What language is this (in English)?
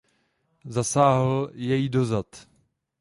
Czech